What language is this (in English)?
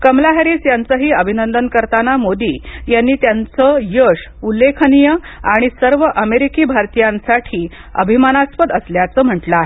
Marathi